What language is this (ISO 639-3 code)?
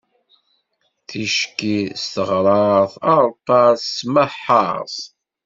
kab